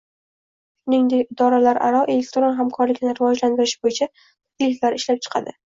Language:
Uzbek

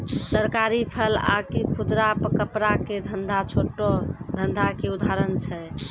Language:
Maithili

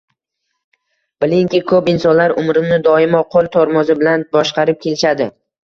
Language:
Uzbek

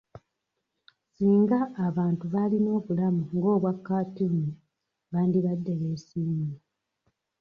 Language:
Ganda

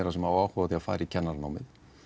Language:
Icelandic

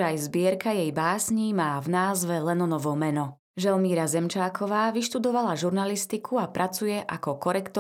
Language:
Slovak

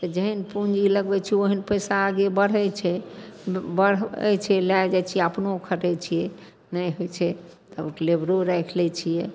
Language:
Maithili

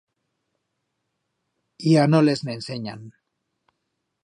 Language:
Aragonese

